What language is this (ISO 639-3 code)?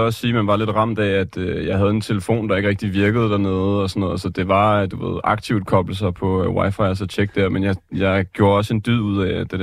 dan